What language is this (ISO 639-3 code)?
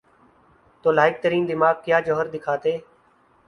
urd